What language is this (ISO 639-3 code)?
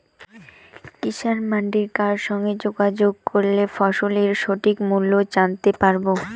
ben